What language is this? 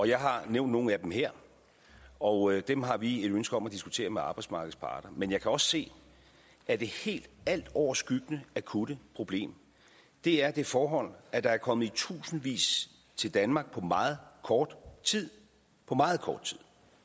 Danish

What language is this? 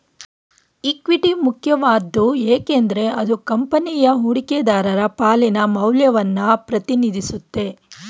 Kannada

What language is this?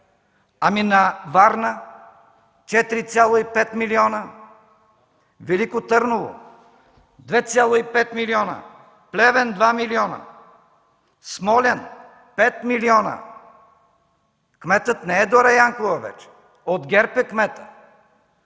Bulgarian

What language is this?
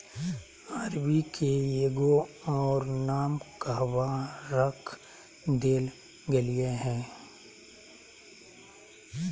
Magahi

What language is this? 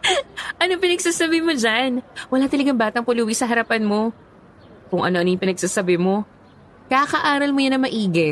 Filipino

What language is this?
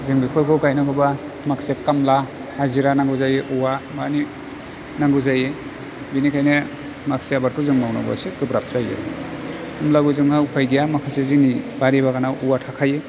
Bodo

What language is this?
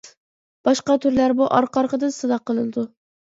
Uyghur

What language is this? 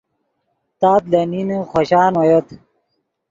Yidgha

